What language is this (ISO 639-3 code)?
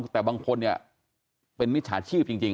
tha